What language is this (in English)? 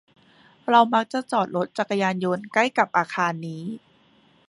Thai